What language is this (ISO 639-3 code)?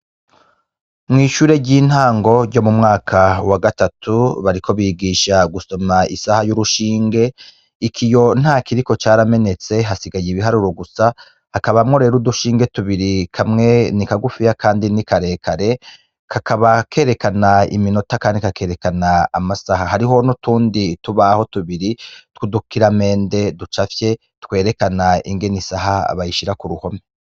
run